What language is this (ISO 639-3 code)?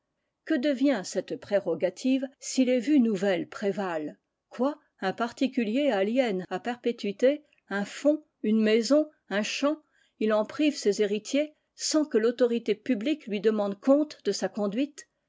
fra